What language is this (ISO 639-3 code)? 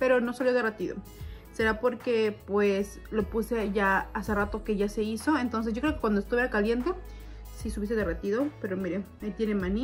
spa